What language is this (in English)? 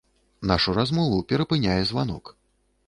Belarusian